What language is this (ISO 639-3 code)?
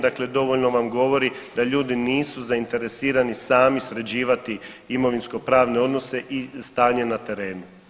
hrv